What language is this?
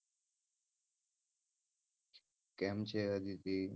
Gujarati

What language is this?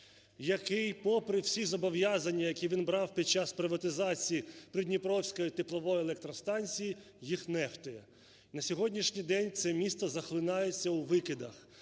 Ukrainian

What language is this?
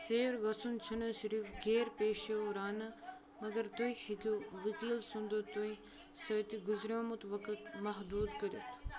Kashmiri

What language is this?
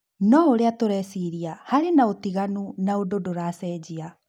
Kikuyu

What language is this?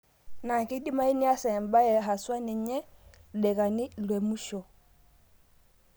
Masai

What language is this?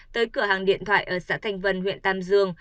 Vietnamese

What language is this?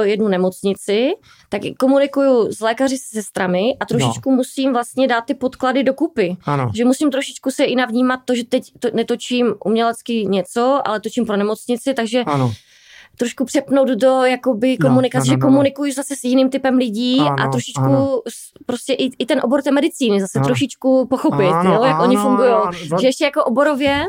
Czech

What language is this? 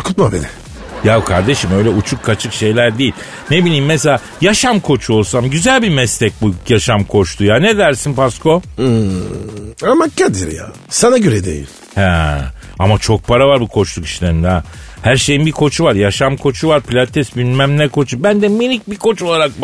Turkish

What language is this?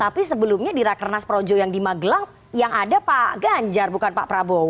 Indonesian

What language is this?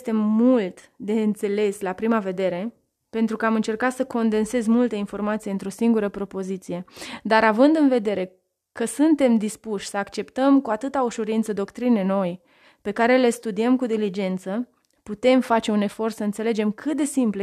Romanian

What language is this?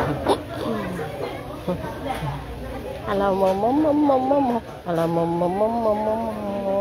Indonesian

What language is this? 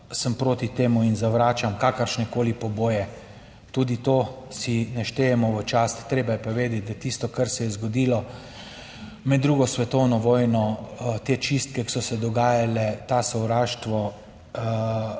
Slovenian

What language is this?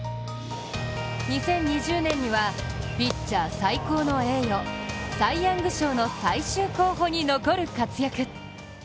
Japanese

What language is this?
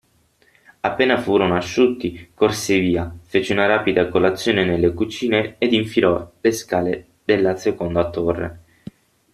Italian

